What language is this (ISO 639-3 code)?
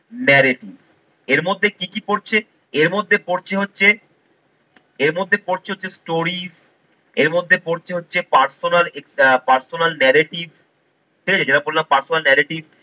ben